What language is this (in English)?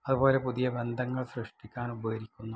Malayalam